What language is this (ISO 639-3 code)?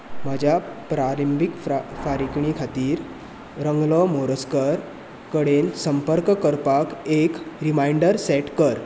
kok